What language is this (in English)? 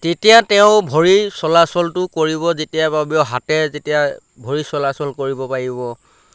Assamese